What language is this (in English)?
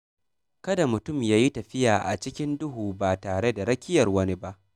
Hausa